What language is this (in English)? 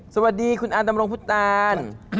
Thai